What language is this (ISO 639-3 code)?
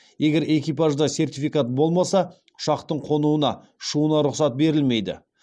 kaz